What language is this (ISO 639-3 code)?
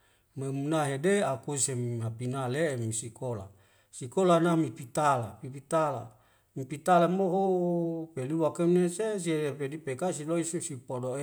weo